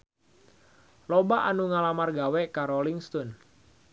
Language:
Sundanese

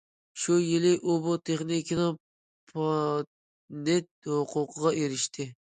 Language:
Uyghur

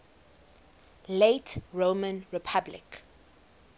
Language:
English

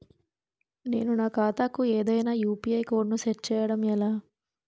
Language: Telugu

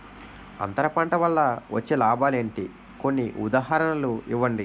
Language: Telugu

